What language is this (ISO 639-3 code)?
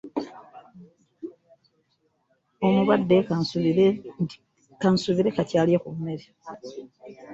lug